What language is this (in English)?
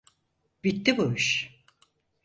Turkish